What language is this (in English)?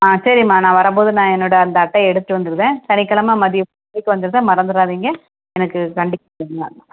Tamil